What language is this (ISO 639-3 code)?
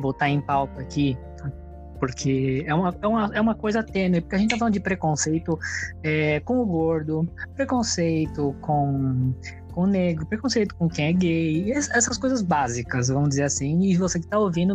por